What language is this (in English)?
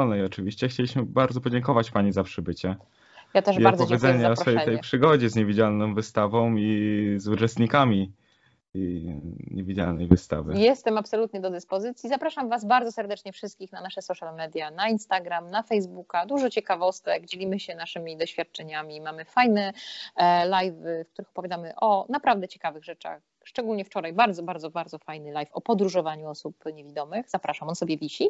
Polish